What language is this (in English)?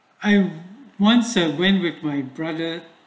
English